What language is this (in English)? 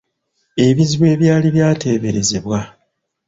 Ganda